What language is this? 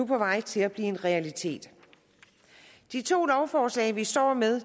Danish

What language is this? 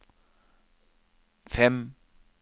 Norwegian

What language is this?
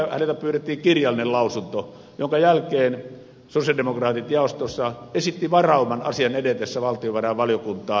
Finnish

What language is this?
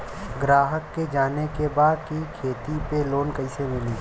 Bhojpuri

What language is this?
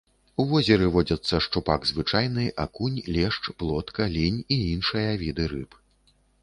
Belarusian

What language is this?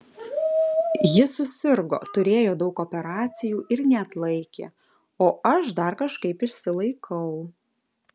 Lithuanian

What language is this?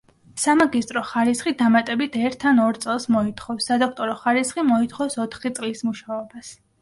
Georgian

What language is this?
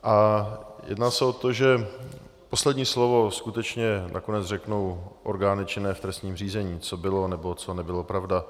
Czech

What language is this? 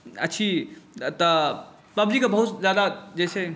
Maithili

